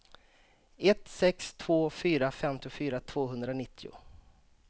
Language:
Swedish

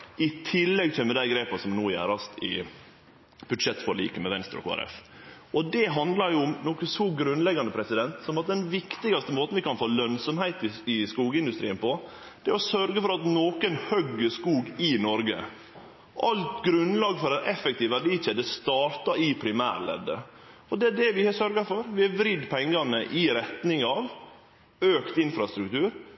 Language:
Norwegian Nynorsk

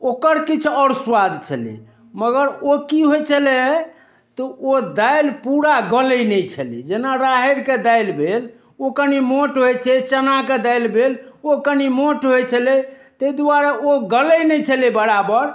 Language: Maithili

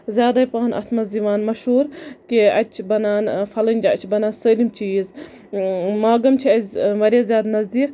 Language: Kashmiri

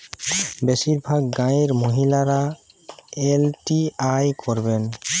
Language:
Bangla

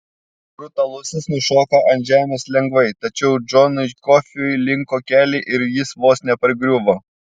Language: Lithuanian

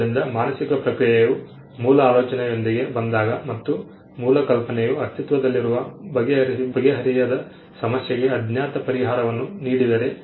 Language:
Kannada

